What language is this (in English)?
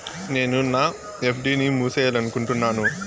Telugu